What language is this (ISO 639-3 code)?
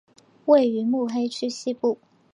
zho